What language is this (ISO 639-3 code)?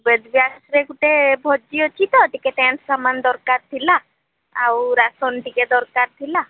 ori